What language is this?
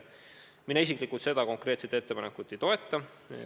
Estonian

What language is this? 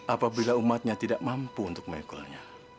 Indonesian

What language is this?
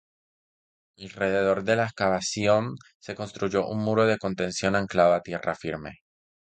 Spanish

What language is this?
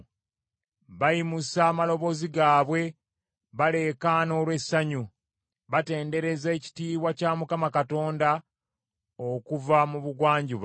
Ganda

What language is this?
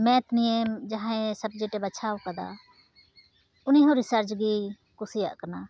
Santali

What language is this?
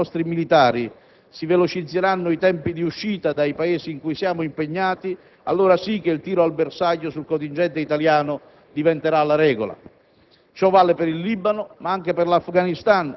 Italian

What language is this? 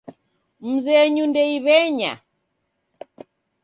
Taita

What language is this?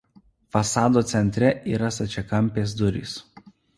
Lithuanian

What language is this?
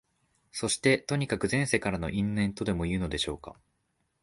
Japanese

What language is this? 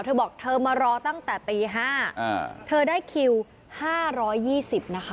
Thai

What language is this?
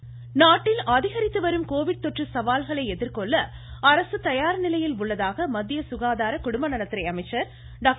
Tamil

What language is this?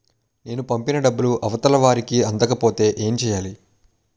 Telugu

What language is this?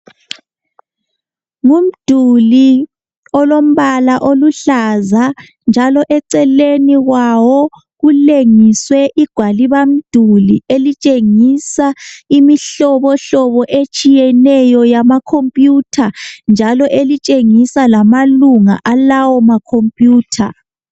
North Ndebele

